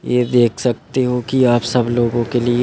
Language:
Hindi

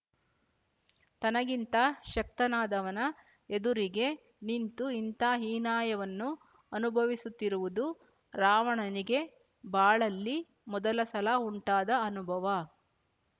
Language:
Kannada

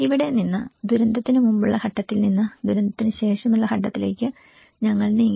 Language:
Malayalam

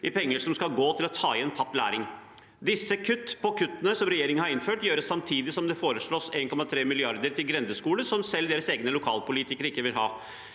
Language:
Norwegian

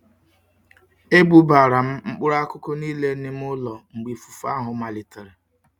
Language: Igbo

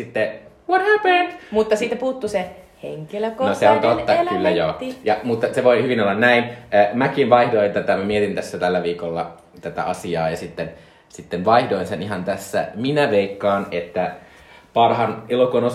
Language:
Finnish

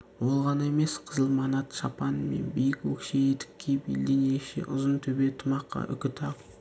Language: Kazakh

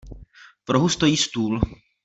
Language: Czech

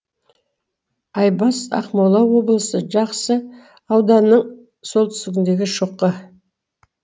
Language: Kazakh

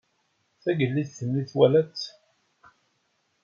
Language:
Kabyle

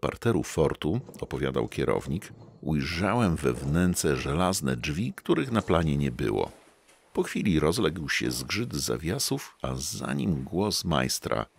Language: Polish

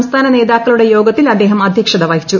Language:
Malayalam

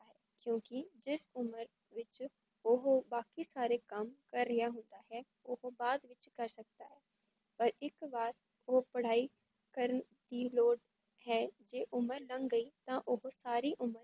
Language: Punjabi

